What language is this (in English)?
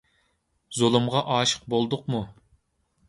Uyghur